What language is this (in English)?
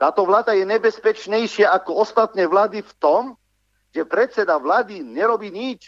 Slovak